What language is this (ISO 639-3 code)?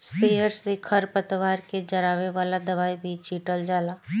bho